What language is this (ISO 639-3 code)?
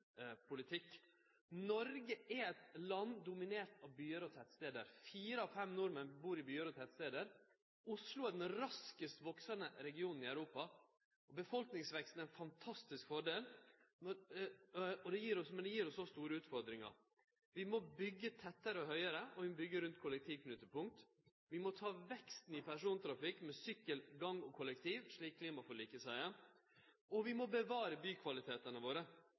nno